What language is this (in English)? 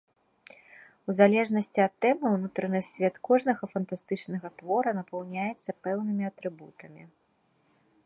Belarusian